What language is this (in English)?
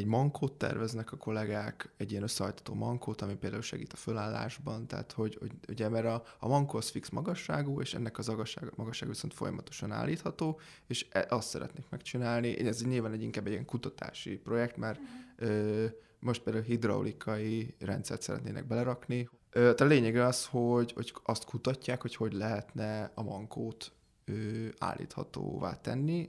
Hungarian